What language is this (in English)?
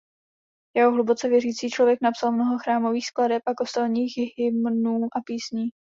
Czech